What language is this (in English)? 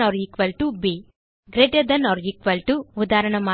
Tamil